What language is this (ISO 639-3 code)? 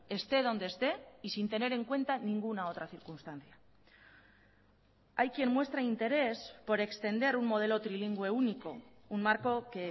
spa